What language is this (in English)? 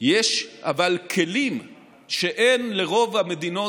Hebrew